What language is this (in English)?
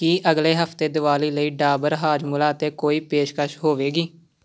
Punjabi